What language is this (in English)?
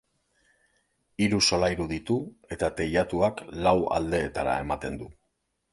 Basque